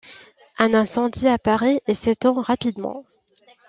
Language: French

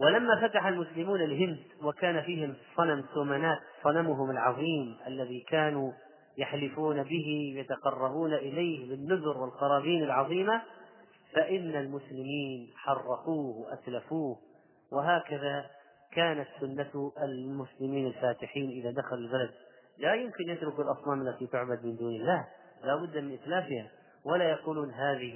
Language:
Arabic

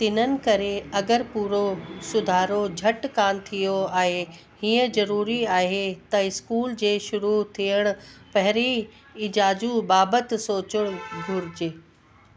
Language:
Sindhi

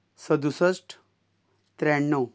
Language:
Konkani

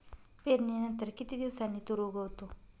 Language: Marathi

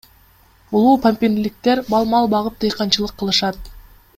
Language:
Kyrgyz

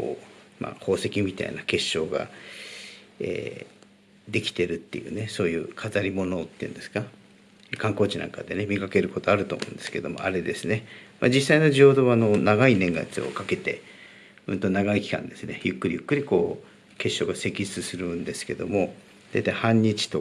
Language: Japanese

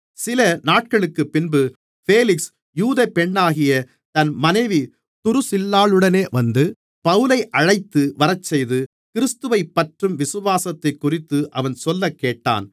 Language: Tamil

